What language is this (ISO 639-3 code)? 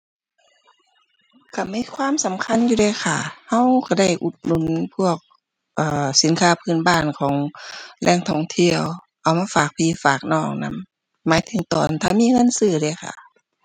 tha